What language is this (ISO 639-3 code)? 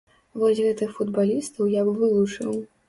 bel